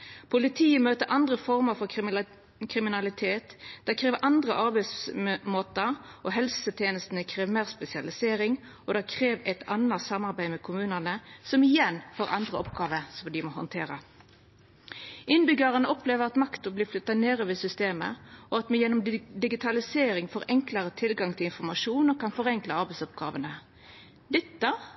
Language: Norwegian Nynorsk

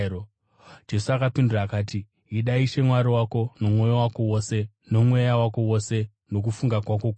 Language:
Shona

